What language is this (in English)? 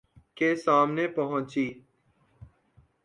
Urdu